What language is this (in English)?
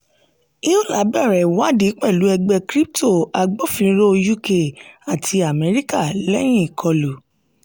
Yoruba